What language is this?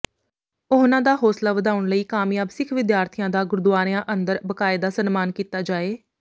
Punjabi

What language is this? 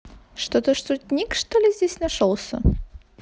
Russian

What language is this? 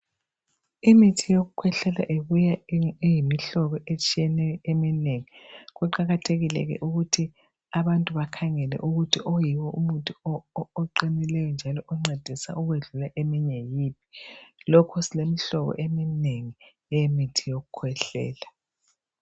North Ndebele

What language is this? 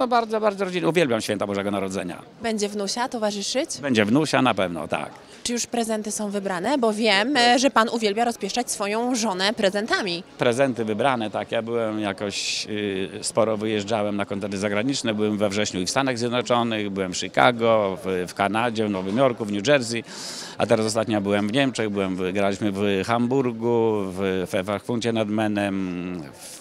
Polish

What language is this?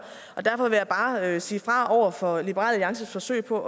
Danish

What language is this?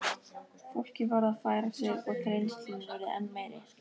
Icelandic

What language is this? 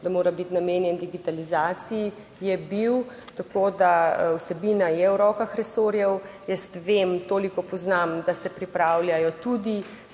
Slovenian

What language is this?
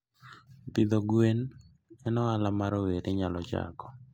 Luo (Kenya and Tanzania)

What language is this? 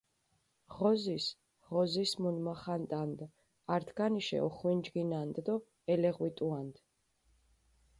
Mingrelian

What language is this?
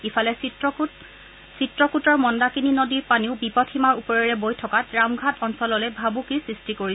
Assamese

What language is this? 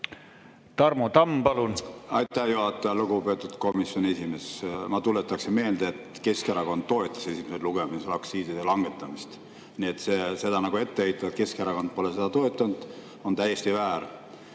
Estonian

